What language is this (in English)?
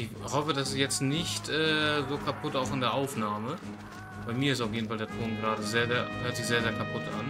German